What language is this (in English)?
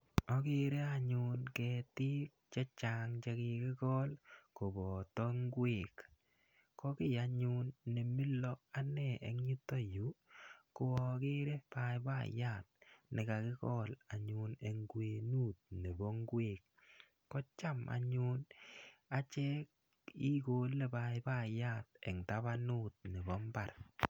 Kalenjin